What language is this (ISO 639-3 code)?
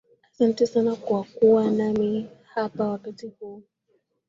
swa